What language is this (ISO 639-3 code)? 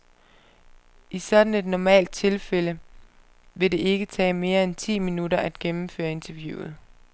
dan